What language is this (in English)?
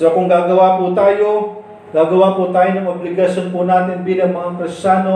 Filipino